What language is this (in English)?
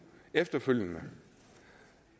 Danish